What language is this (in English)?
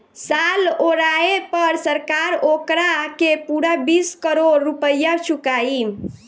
Bhojpuri